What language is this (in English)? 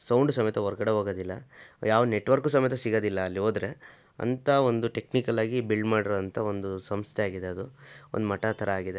Kannada